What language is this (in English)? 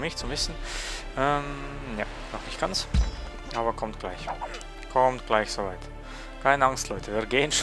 German